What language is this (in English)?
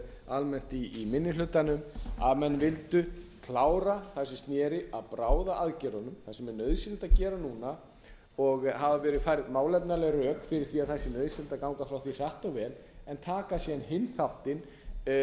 Icelandic